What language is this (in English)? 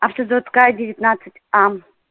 Russian